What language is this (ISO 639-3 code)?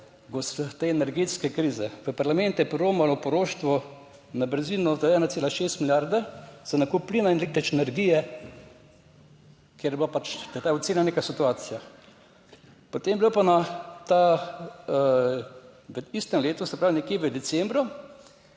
slv